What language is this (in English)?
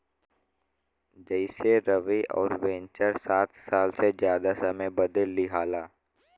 Bhojpuri